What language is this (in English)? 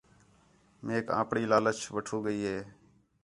Khetrani